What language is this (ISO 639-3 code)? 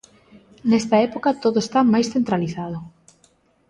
glg